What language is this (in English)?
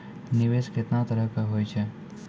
Maithili